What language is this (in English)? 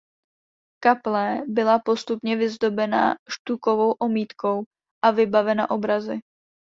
Czech